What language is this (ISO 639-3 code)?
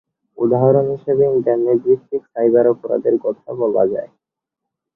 ben